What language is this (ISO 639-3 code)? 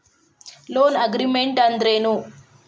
kan